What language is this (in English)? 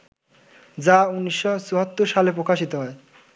Bangla